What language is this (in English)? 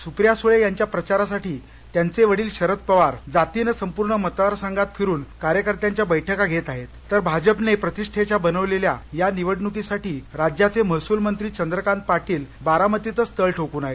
Marathi